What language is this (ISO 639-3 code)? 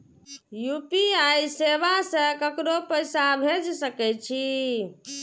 mai